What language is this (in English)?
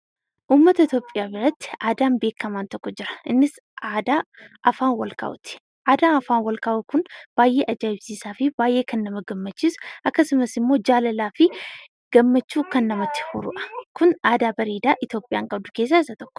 Oromo